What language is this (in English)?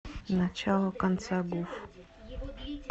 Russian